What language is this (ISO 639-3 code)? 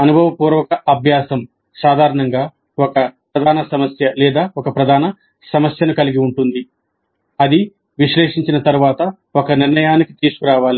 tel